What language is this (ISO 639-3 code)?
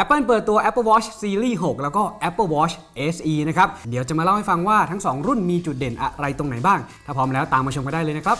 tha